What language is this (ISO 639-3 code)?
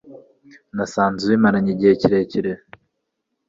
kin